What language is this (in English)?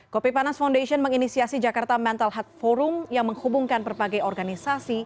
Indonesian